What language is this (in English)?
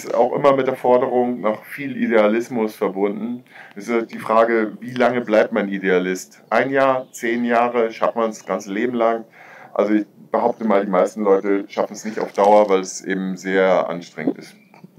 German